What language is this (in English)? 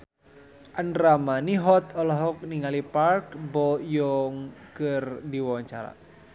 Sundanese